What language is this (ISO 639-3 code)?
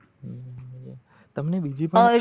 guj